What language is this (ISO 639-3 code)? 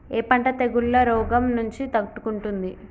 tel